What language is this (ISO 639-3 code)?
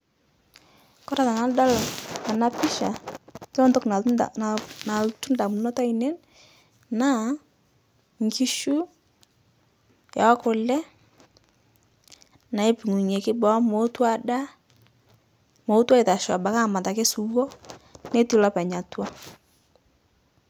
mas